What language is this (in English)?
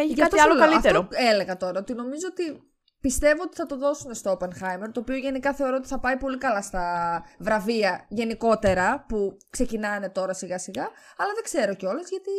Greek